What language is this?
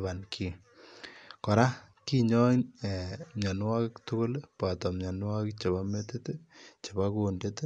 Kalenjin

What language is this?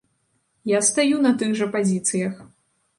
Belarusian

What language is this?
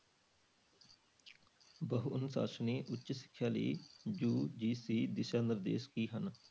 Punjabi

